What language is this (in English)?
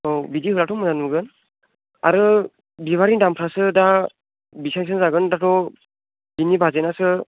Bodo